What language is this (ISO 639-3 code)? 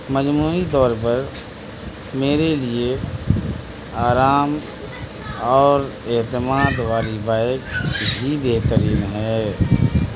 urd